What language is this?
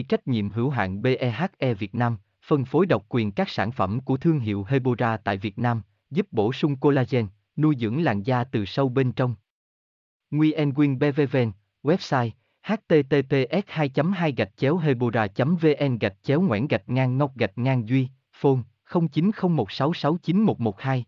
Vietnamese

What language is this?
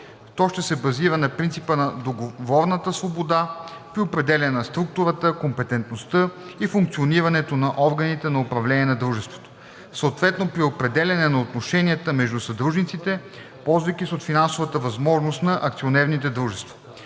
Bulgarian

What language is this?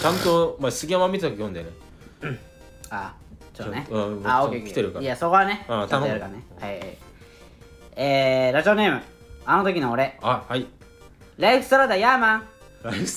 Japanese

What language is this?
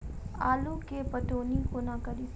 Maithili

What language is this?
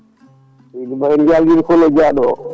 Fula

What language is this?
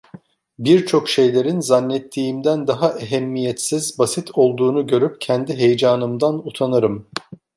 Turkish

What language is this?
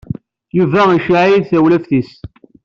Kabyle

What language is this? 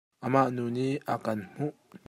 Hakha Chin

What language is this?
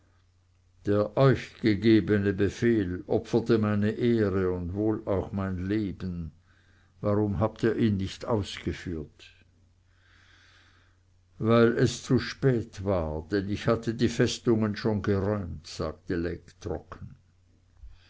German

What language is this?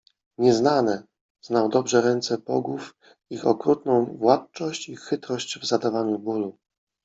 Polish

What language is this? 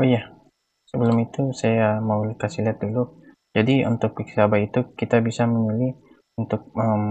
Indonesian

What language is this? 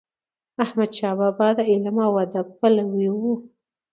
Pashto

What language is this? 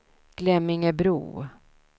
Swedish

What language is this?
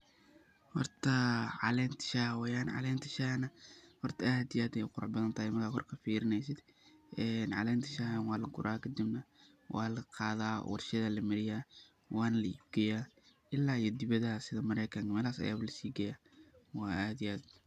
Somali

